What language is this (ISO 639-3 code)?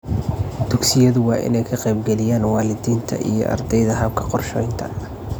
som